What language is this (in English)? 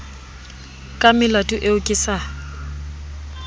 Southern Sotho